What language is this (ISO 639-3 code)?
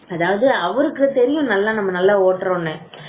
tam